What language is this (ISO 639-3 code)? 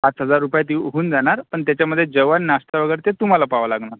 mar